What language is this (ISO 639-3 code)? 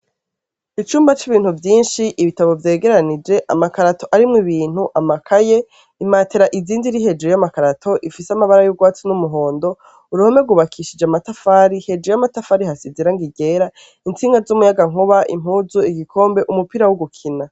run